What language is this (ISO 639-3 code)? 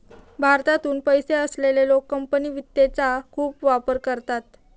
mar